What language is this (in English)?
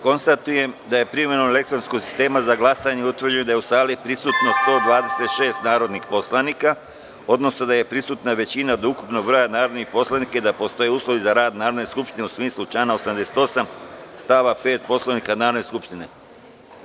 Serbian